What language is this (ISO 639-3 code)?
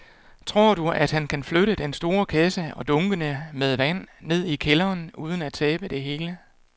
dan